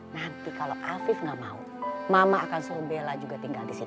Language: Indonesian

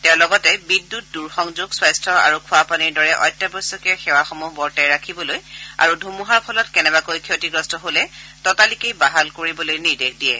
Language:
Assamese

